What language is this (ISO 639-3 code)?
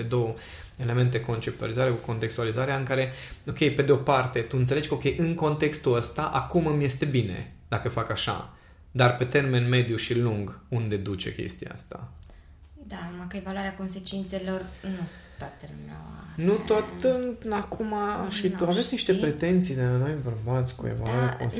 ron